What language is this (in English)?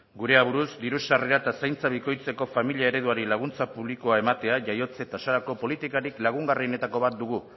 Basque